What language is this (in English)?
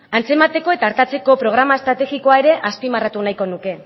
Basque